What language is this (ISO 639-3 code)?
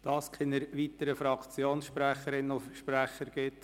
gsw